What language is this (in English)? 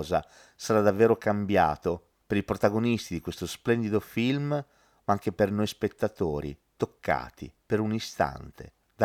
Italian